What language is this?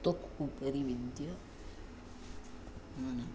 Sanskrit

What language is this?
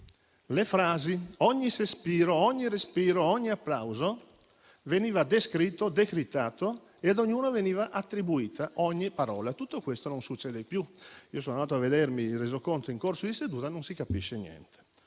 Italian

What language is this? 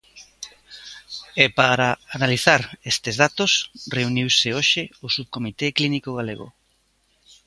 Galician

